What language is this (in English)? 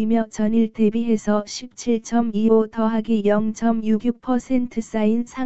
Korean